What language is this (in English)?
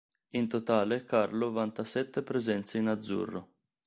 Italian